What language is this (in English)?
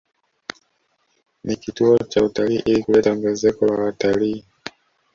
Swahili